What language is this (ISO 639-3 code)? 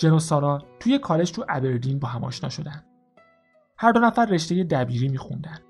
fas